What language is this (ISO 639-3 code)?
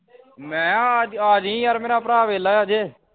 pan